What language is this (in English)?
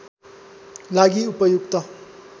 Nepali